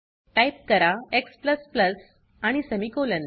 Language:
Marathi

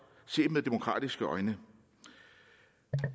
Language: Danish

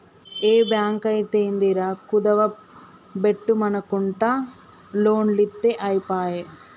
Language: Telugu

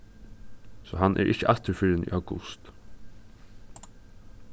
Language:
Faroese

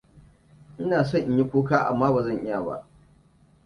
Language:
Hausa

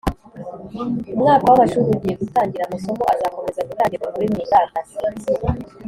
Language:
Kinyarwanda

